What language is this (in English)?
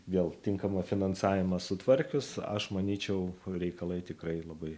Lithuanian